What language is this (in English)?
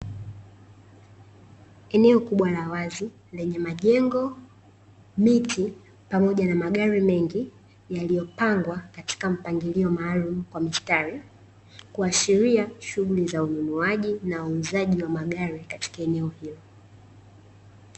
Swahili